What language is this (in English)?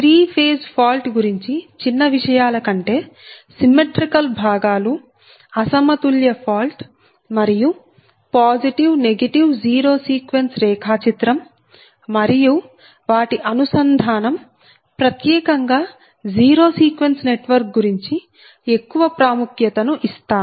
Telugu